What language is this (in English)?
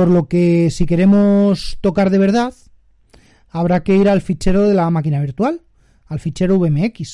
Spanish